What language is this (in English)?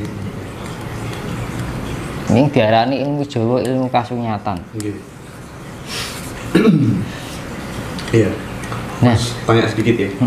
Indonesian